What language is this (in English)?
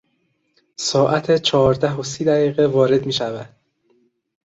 Persian